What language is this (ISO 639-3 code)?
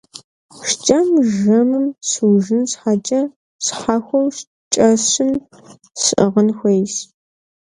kbd